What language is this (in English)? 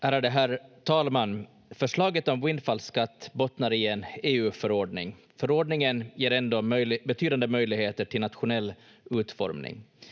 Finnish